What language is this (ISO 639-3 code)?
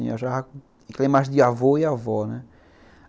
por